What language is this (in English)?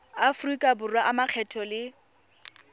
Tswana